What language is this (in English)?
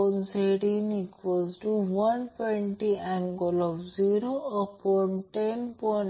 Marathi